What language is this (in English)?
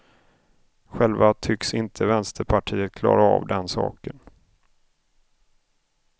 Swedish